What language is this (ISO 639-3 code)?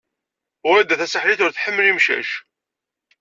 kab